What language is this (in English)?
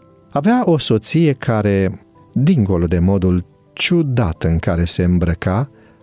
Romanian